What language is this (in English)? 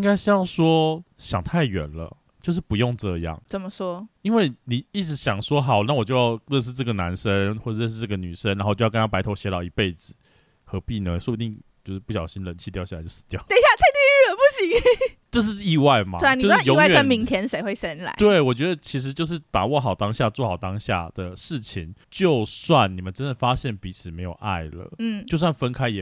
Chinese